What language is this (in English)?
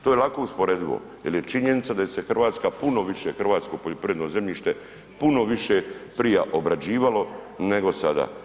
Croatian